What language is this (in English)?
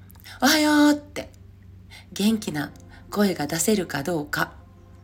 Japanese